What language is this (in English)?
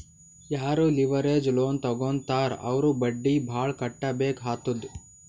Kannada